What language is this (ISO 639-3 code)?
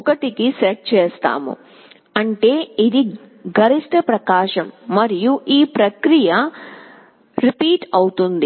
tel